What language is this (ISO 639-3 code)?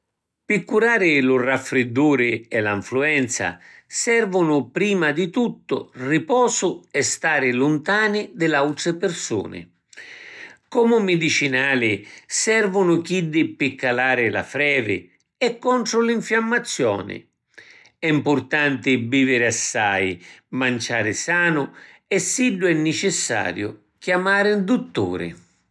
scn